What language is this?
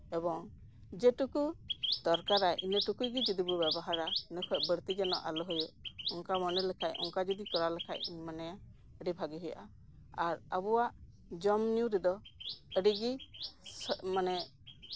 Santali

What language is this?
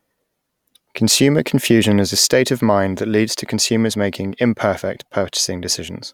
English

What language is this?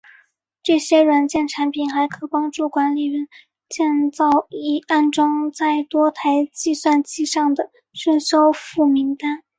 Chinese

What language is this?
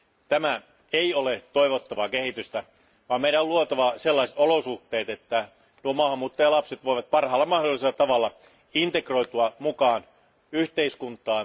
Finnish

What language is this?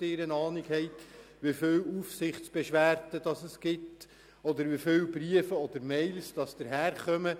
Swiss German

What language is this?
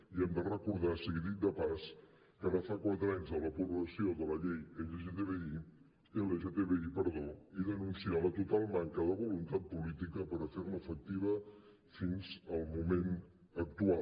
Catalan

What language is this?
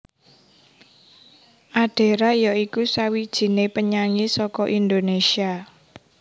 Javanese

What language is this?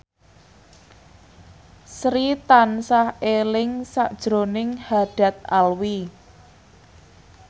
Javanese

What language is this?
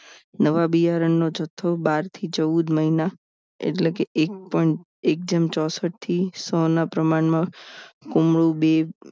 Gujarati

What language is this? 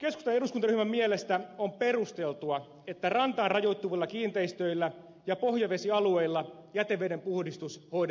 Finnish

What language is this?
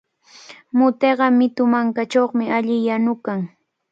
Cajatambo North Lima Quechua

